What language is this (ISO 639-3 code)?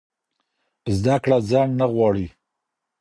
pus